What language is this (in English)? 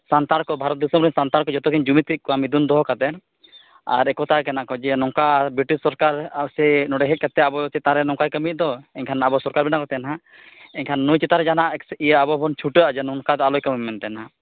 Santali